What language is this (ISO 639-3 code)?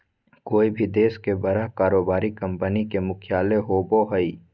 mag